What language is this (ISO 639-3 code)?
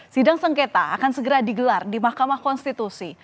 ind